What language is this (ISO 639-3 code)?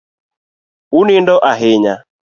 luo